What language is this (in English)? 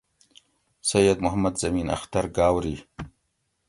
Gawri